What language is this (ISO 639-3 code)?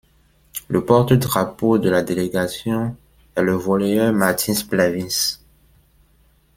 fra